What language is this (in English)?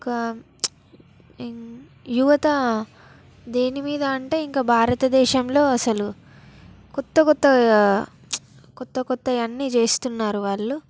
Telugu